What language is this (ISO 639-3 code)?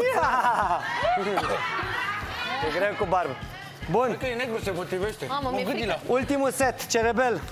ron